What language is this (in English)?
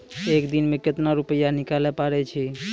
Maithili